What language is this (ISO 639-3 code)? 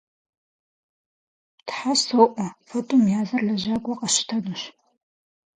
kbd